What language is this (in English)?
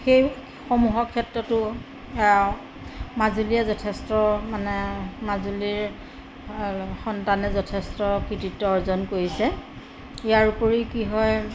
Assamese